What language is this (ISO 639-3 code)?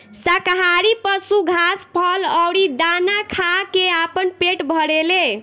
bho